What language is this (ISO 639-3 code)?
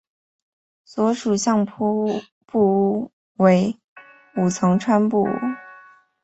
zho